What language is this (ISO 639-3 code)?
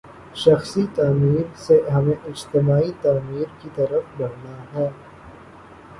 urd